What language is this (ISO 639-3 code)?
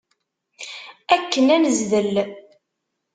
kab